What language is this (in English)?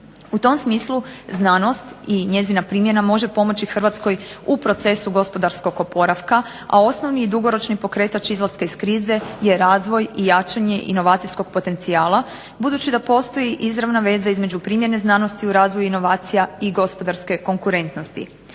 Croatian